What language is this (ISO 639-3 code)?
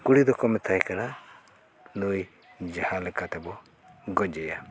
sat